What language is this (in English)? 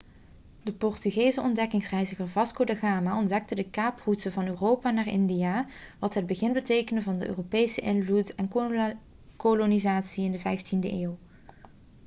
Dutch